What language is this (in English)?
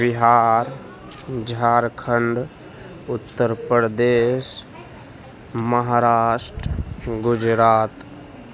Urdu